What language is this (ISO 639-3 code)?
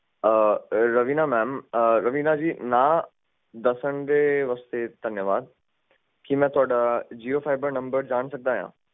pan